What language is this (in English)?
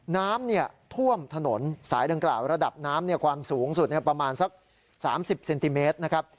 Thai